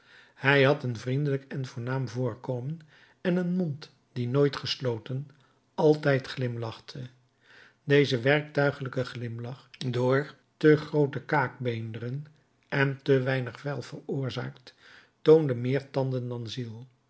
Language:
Dutch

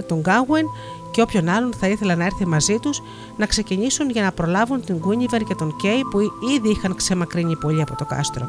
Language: Greek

